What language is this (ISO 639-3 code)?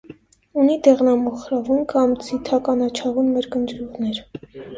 hye